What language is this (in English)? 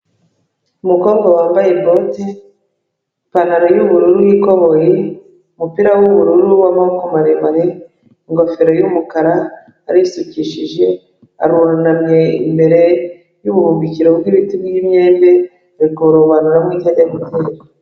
Kinyarwanda